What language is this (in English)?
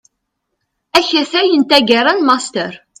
Kabyle